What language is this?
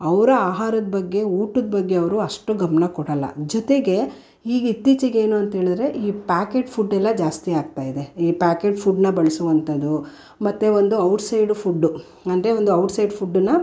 Kannada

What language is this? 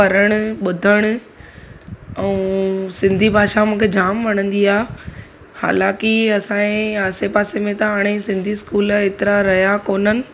Sindhi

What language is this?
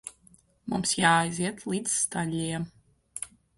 Latvian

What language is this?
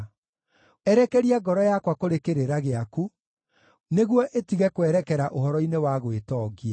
Kikuyu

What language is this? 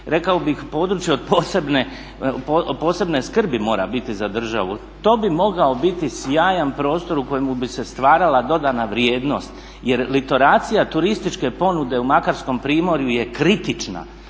Croatian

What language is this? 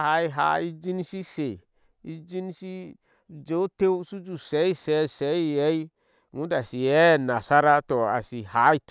Ashe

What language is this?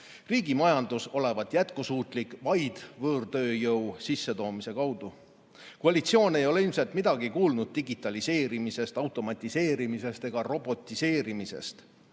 Estonian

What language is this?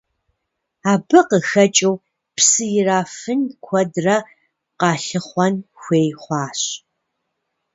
Kabardian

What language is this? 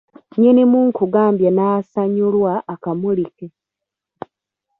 Ganda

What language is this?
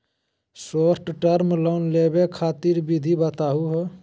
Magahi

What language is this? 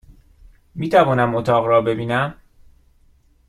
Persian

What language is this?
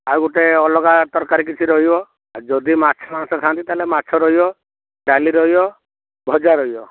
Odia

